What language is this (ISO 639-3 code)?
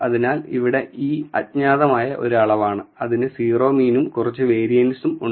mal